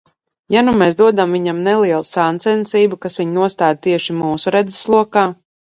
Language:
Latvian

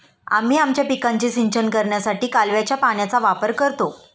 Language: Marathi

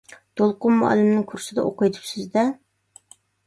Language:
Uyghur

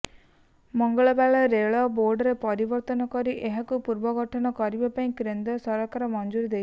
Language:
Odia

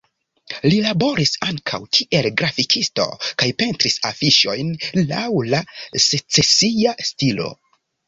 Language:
Esperanto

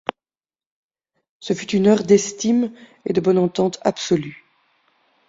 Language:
French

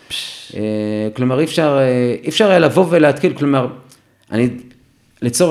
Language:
Hebrew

